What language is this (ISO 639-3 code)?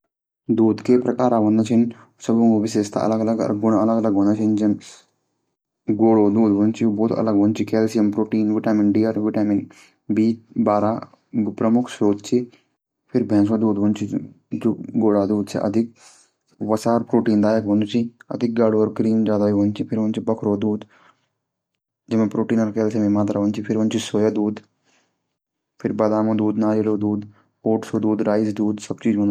gbm